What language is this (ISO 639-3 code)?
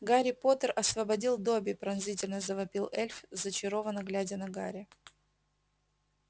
rus